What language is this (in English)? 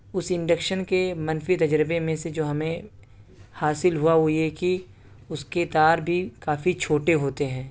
Urdu